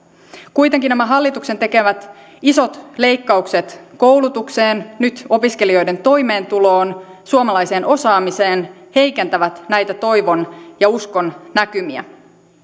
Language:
Finnish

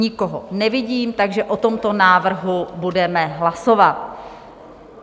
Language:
Czech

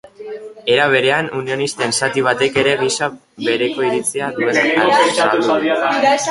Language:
Basque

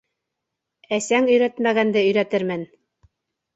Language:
Bashkir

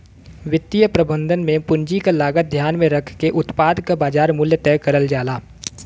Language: Bhojpuri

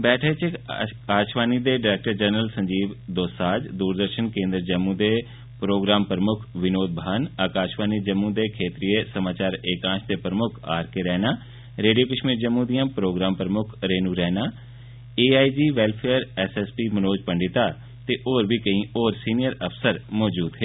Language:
Dogri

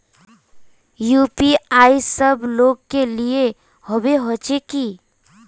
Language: Magahi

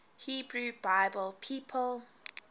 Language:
English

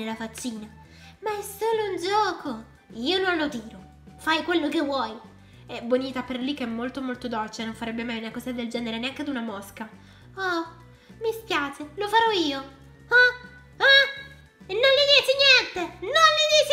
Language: Italian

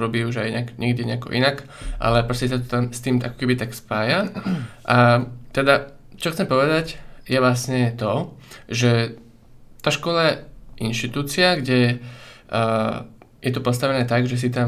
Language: Slovak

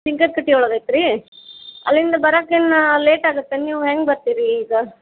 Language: Kannada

